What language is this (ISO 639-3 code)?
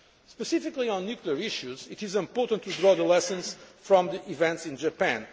eng